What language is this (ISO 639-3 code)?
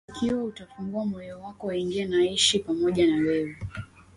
swa